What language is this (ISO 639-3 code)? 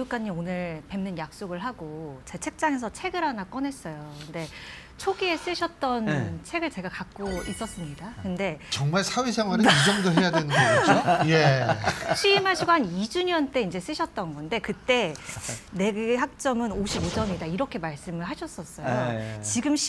kor